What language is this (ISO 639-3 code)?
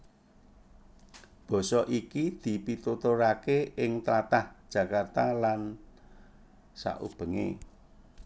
jav